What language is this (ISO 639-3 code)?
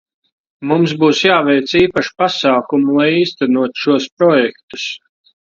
lav